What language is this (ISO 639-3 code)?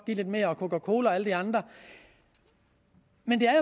dan